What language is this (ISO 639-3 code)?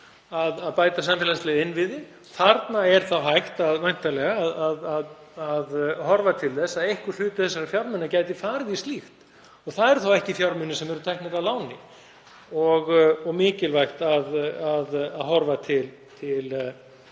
isl